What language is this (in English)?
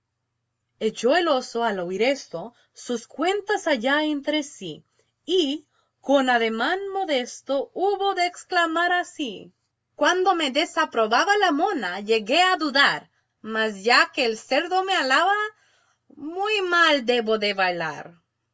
Spanish